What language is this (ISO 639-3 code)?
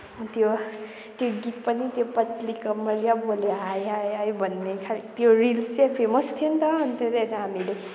nep